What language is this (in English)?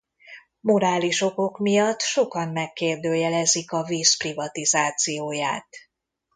Hungarian